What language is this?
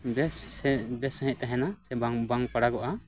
Santali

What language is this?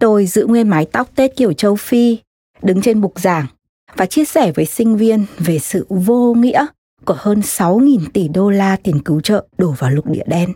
Vietnamese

